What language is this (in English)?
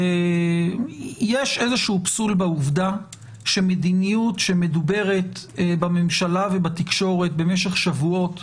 Hebrew